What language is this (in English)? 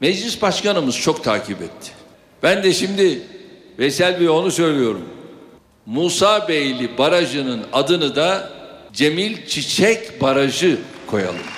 Turkish